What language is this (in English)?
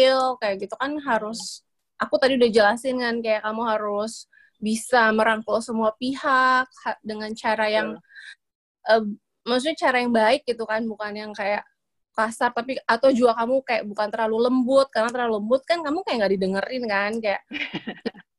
Indonesian